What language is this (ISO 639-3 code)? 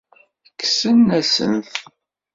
kab